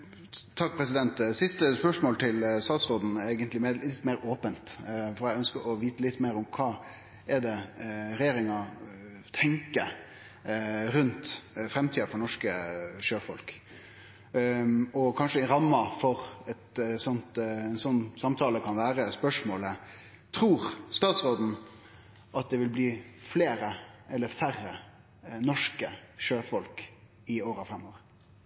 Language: Norwegian Nynorsk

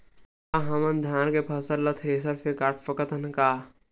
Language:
Chhattisgarhi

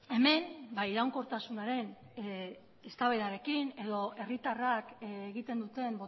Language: Basque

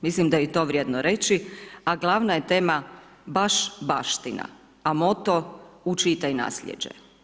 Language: Croatian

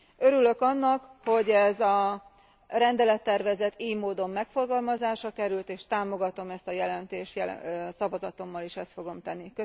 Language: Hungarian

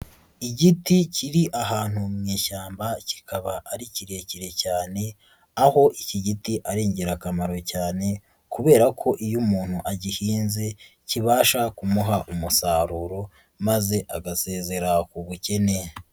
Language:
Kinyarwanda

